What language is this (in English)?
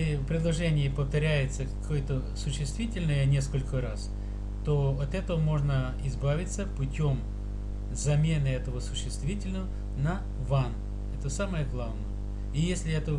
Russian